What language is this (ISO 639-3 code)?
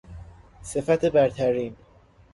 fas